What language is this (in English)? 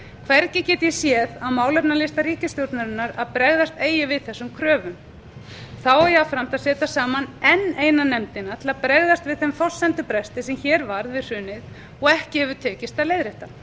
Icelandic